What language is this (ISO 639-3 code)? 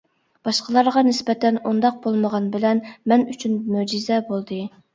uig